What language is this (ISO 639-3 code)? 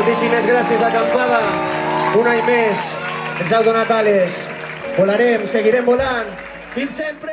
spa